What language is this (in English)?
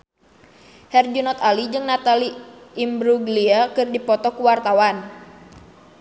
Sundanese